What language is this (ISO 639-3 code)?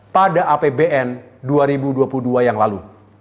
ind